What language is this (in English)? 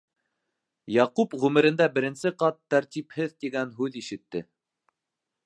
Bashkir